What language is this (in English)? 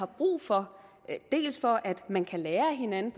Danish